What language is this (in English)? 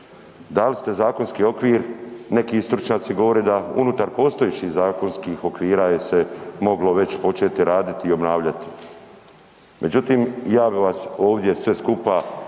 Croatian